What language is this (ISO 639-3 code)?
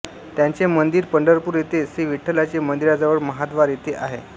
mar